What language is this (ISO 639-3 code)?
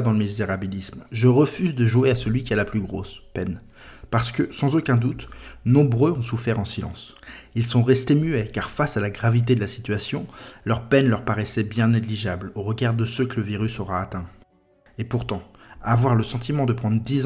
fra